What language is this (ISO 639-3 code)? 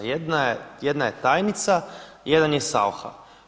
hrv